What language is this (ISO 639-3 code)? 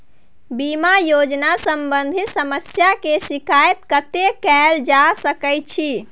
mai